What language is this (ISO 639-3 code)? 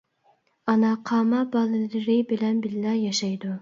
uig